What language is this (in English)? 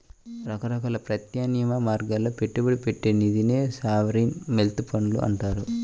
Telugu